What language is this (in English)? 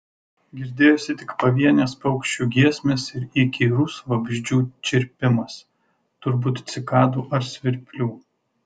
Lithuanian